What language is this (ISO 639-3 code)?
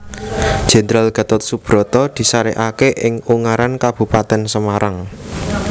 jav